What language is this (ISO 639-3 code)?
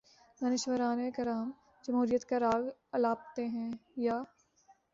urd